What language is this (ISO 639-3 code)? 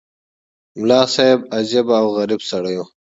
pus